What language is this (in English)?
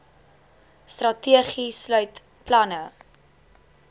Afrikaans